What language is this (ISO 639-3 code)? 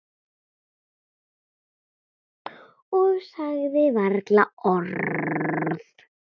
isl